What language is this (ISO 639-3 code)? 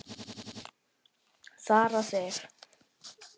isl